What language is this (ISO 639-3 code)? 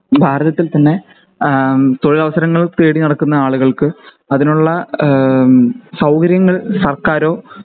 mal